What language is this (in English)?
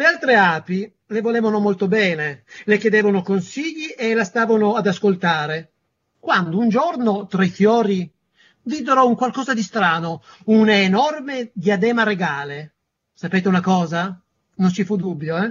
Italian